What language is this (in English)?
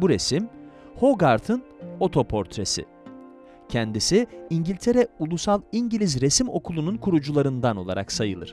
Turkish